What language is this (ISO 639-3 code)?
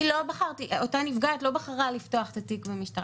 heb